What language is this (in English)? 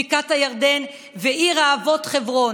Hebrew